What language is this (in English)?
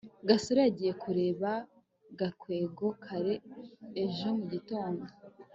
Kinyarwanda